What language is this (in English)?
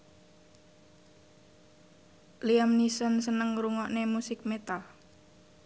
Javanese